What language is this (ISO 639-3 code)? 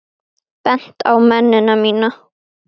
isl